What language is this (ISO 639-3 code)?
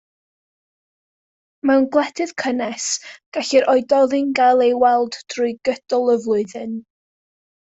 cym